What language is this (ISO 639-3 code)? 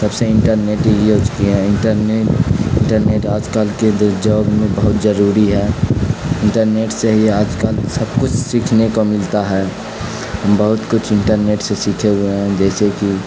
urd